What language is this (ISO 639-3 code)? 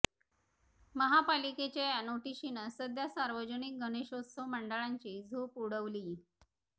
mar